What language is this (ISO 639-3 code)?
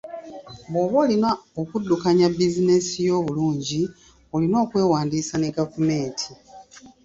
lug